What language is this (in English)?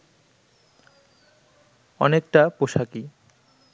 Bangla